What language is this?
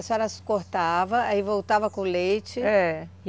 Portuguese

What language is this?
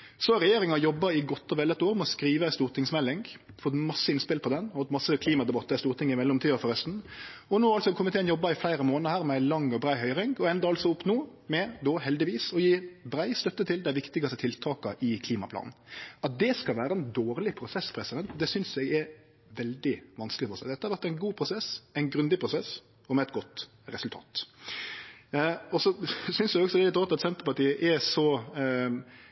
Norwegian Nynorsk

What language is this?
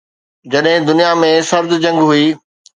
Sindhi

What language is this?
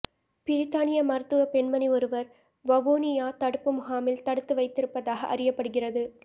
Tamil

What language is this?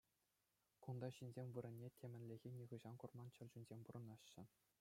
Chuvash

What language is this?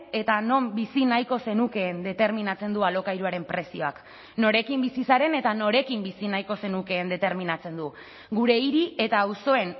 Basque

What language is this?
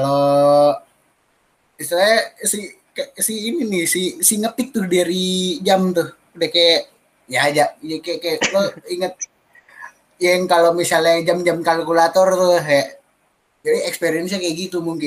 Indonesian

